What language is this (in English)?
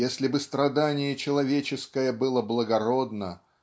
Russian